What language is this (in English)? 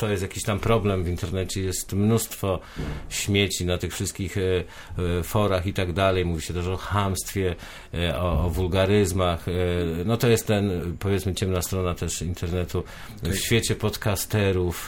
Polish